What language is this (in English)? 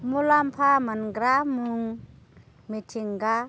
Bodo